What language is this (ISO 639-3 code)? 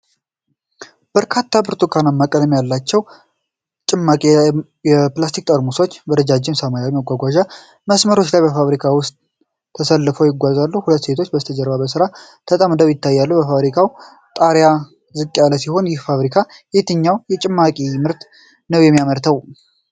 amh